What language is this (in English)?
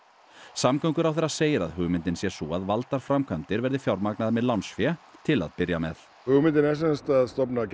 Icelandic